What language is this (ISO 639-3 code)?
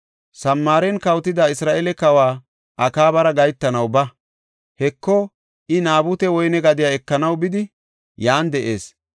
gof